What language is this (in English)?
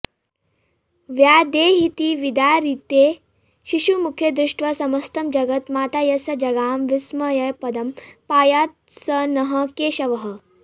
Sanskrit